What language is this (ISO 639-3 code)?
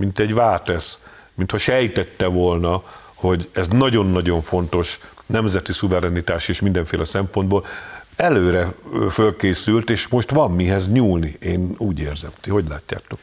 hun